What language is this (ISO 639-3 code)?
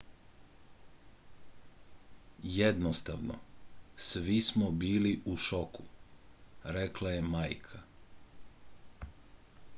srp